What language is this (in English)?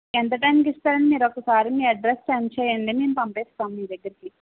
Telugu